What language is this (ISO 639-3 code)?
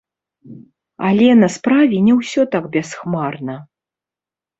bel